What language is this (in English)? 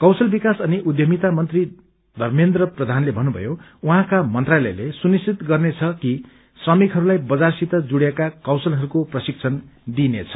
Nepali